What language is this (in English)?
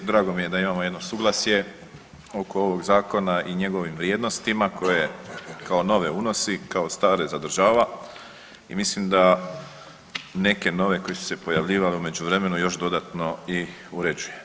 Croatian